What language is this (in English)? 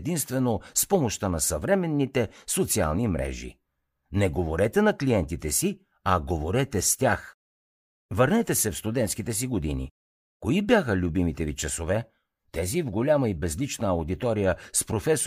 Bulgarian